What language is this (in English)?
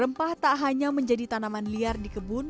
Indonesian